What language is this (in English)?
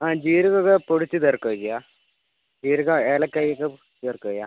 Malayalam